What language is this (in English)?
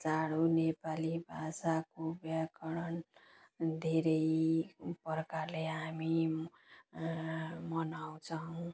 Nepali